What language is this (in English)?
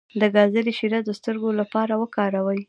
Pashto